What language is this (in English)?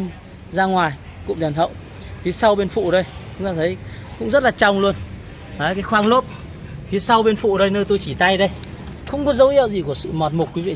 Vietnamese